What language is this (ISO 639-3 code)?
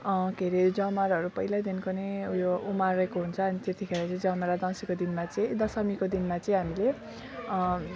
nep